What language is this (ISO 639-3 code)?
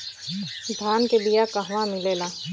bho